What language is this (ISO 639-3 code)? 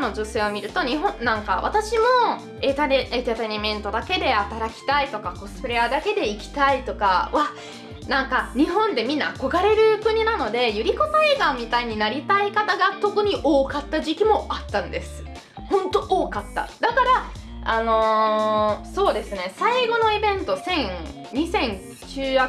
jpn